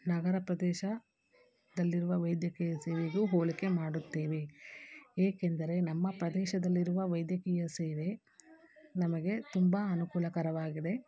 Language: Kannada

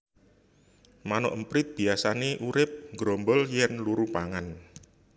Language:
Javanese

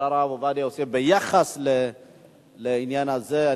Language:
Hebrew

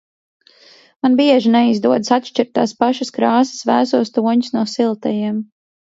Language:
Latvian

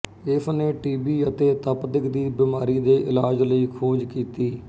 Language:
Punjabi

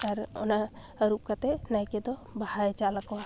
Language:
Santali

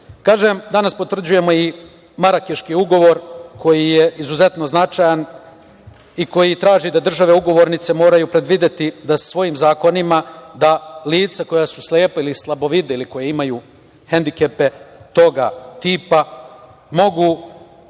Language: Serbian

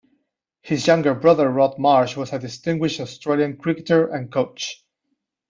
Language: English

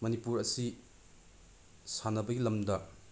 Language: Manipuri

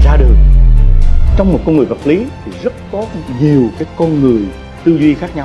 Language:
Vietnamese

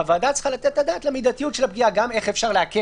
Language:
Hebrew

